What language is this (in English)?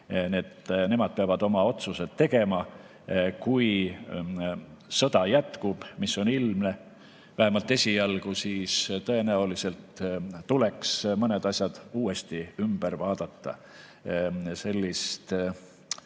Estonian